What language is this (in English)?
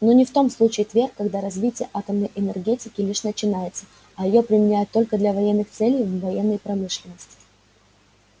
Russian